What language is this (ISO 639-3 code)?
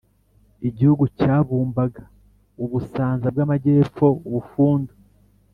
kin